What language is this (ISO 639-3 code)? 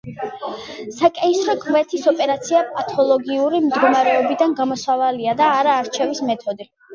kat